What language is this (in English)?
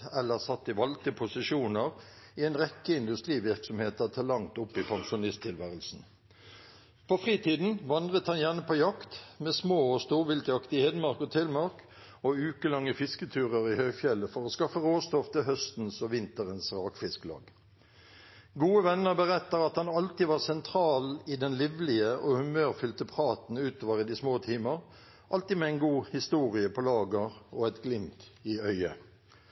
Norwegian Bokmål